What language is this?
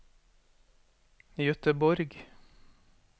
Norwegian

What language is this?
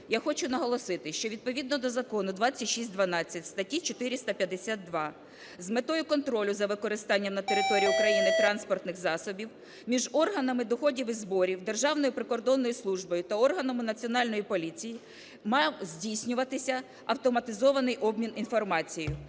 Ukrainian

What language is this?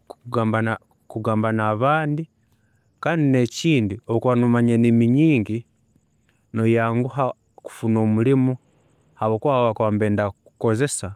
Tooro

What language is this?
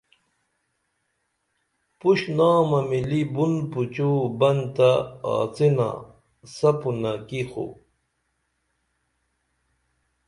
Dameli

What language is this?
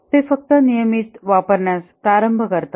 Marathi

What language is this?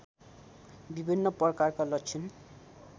Nepali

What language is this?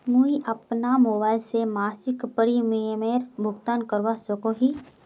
Magahi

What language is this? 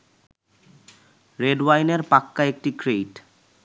Bangla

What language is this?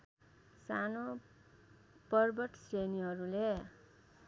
Nepali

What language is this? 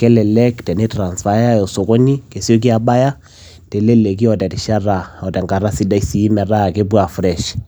Masai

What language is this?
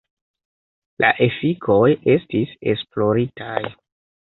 Esperanto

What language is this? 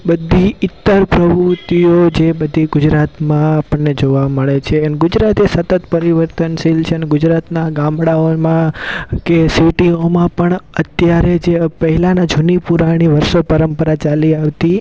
Gujarati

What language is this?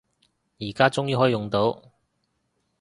Cantonese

